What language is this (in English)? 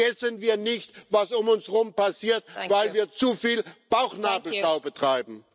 German